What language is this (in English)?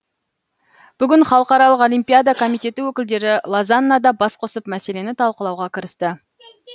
Kazakh